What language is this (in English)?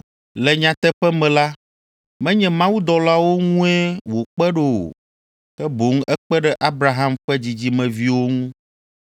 Ewe